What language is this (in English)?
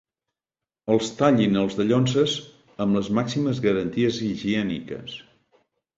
Catalan